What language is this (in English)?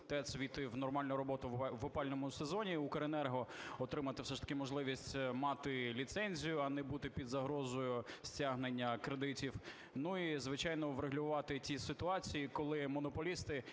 Ukrainian